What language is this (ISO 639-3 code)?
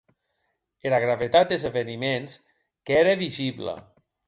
oci